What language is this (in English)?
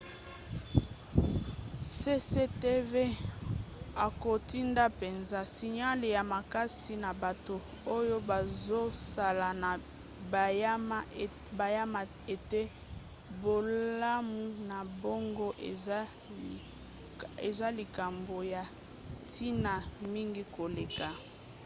Lingala